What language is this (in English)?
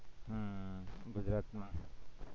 Gujarati